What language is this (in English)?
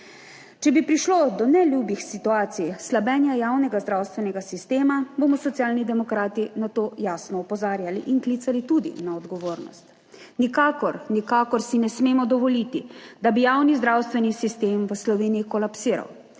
Slovenian